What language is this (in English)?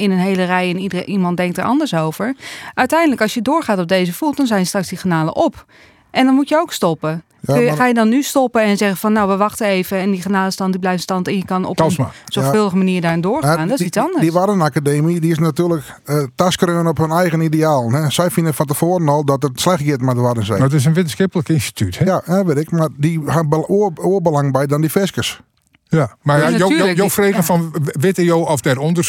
Dutch